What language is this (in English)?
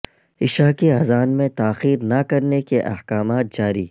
Urdu